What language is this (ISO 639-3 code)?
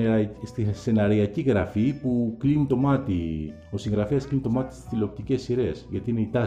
ell